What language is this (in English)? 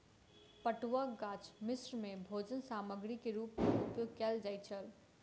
Maithili